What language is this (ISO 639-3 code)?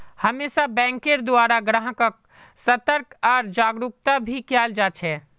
mag